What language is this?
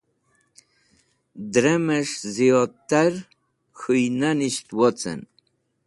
Wakhi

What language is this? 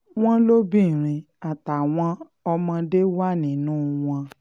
Yoruba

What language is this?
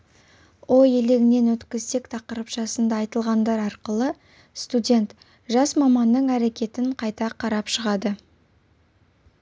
Kazakh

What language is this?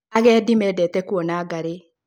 Kikuyu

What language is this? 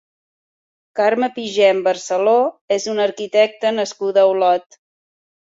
Catalan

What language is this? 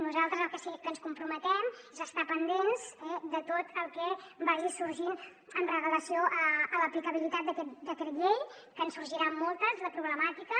Catalan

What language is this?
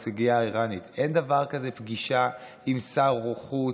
Hebrew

